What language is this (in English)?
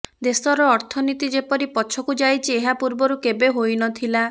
Odia